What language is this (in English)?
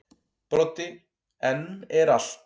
Icelandic